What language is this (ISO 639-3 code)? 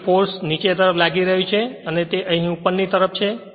guj